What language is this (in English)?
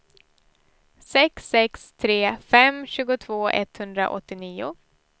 Swedish